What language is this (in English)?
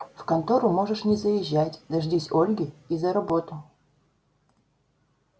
Russian